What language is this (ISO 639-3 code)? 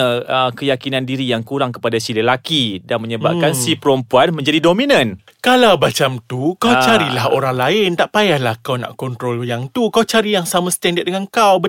msa